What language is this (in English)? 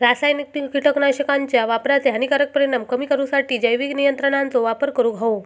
Marathi